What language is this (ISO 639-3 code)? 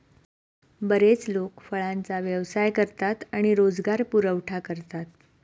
mar